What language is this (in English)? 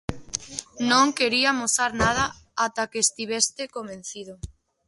Galician